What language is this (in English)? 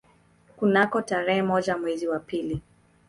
Swahili